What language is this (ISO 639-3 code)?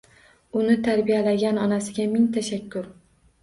uzb